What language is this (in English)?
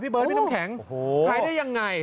Thai